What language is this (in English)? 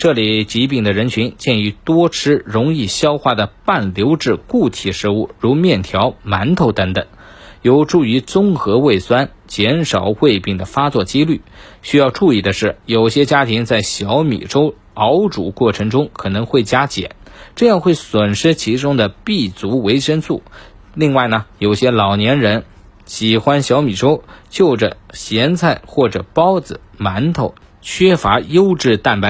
Chinese